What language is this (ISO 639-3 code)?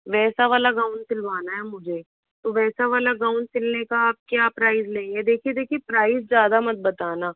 hin